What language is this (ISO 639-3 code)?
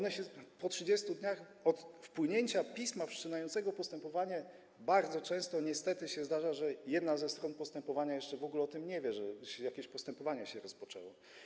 pol